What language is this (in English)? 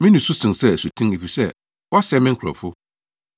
Akan